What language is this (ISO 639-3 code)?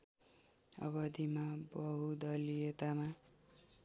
nep